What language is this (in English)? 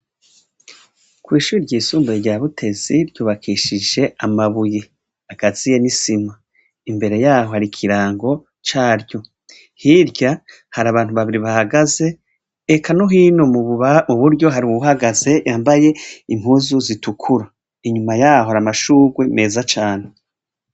Rundi